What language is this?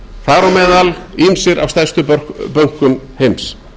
Icelandic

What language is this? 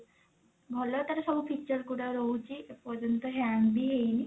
Odia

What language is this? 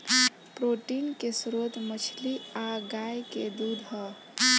Bhojpuri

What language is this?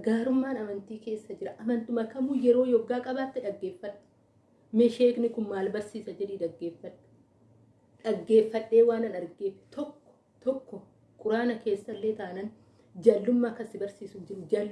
Oromo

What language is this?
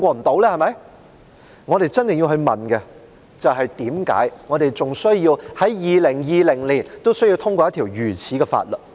Cantonese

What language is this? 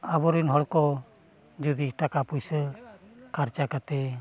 Santali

